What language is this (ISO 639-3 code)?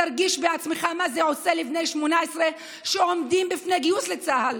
heb